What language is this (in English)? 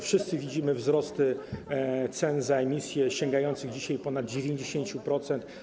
Polish